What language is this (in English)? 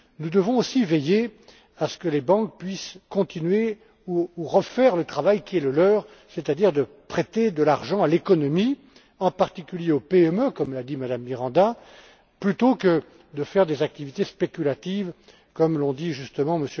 French